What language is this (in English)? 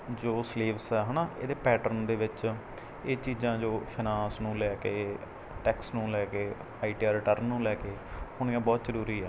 Punjabi